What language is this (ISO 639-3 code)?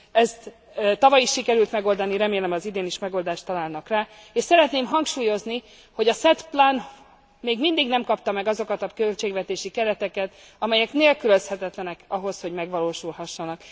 hun